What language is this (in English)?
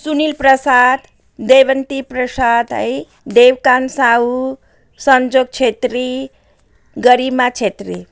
Nepali